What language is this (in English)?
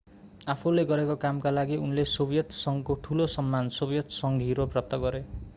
Nepali